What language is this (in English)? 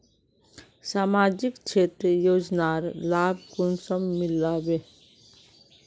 Magahi